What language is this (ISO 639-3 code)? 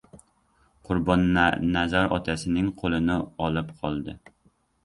uzb